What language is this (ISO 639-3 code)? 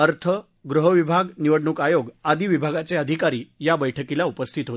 mar